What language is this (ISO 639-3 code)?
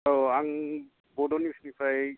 brx